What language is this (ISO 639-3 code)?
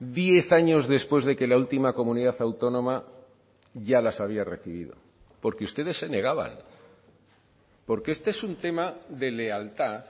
spa